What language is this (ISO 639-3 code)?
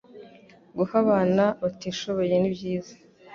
kin